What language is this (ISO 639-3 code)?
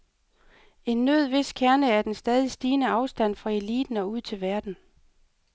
dan